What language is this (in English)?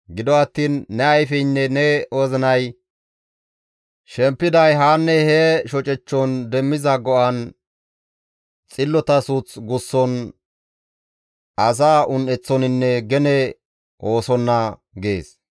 Gamo